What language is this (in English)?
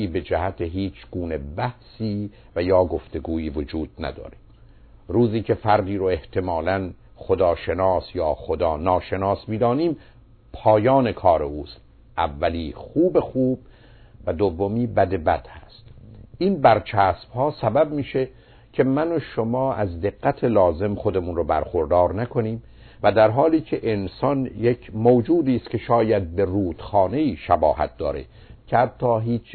Persian